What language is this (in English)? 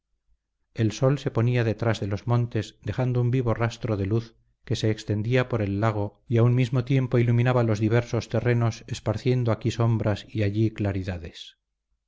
Spanish